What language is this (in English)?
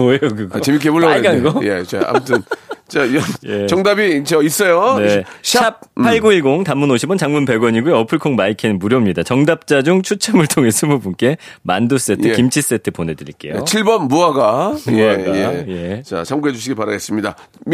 Korean